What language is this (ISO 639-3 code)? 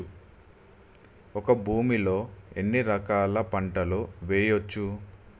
tel